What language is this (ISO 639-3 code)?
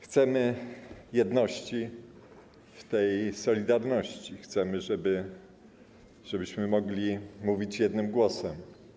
pol